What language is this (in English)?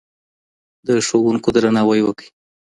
Pashto